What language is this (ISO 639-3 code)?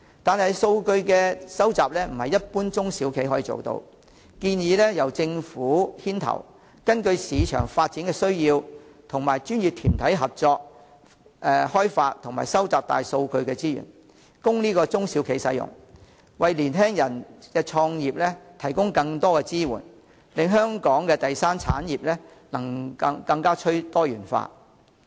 yue